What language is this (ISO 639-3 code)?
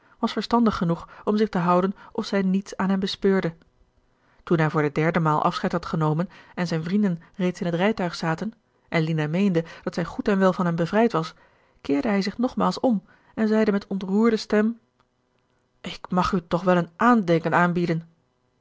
nld